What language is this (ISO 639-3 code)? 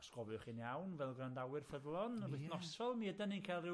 cym